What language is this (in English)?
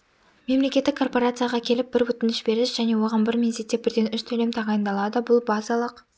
Kazakh